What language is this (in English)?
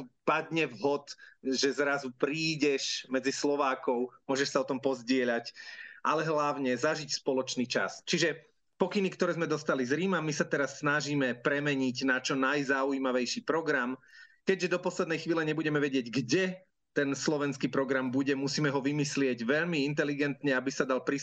Slovak